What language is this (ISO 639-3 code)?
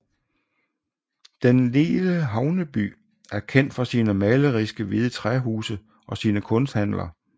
dan